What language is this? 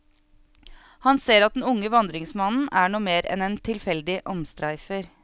Norwegian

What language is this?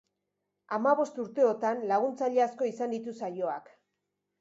Basque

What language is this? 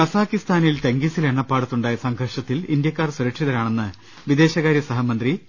Malayalam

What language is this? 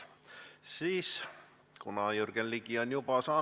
Estonian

